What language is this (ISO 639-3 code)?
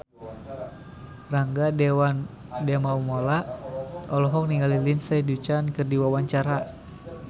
sun